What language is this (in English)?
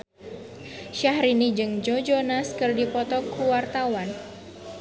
Sundanese